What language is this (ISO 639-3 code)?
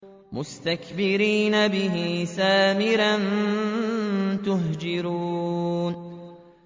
ara